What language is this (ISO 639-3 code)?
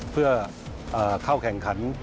tha